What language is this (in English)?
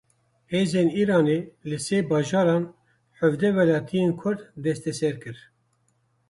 Kurdish